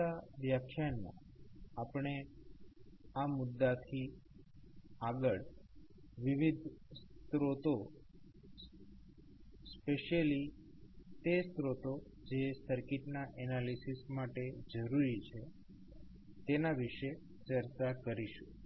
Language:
Gujarati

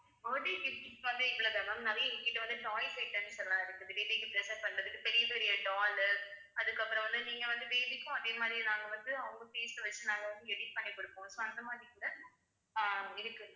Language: Tamil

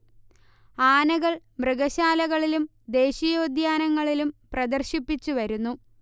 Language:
Malayalam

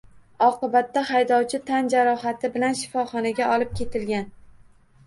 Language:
Uzbek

